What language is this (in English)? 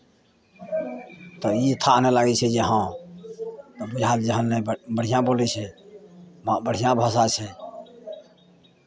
Maithili